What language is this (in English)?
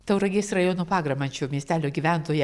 Lithuanian